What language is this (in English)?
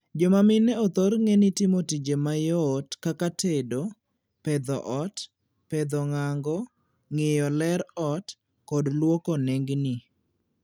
Luo (Kenya and Tanzania)